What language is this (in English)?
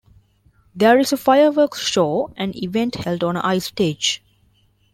English